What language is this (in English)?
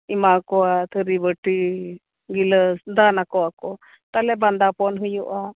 Santali